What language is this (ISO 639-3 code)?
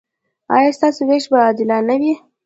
pus